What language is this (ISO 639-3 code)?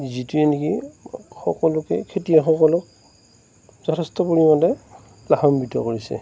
asm